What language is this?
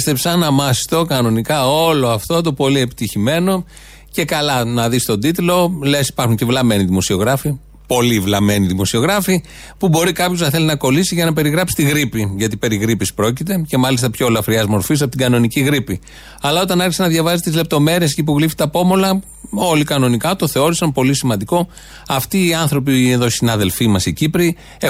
Greek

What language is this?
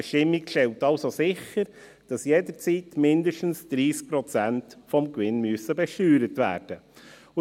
Swiss German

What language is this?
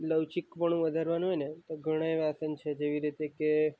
Gujarati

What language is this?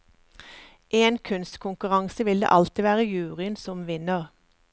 Norwegian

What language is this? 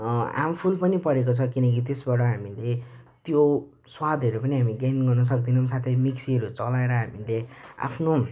Nepali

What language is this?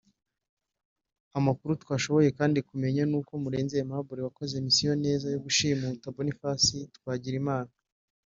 Kinyarwanda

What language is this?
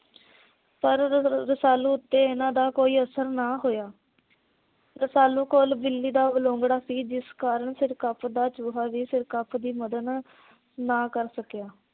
Punjabi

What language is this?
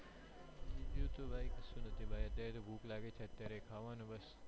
Gujarati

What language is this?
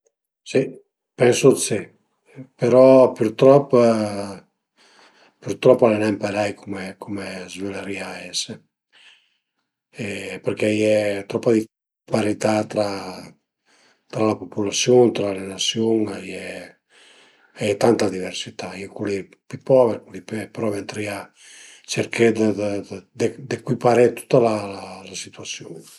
Piedmontese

